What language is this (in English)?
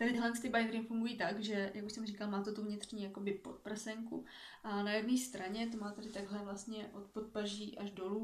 Czech